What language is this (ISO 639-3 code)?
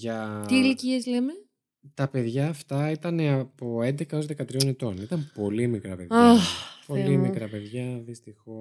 ell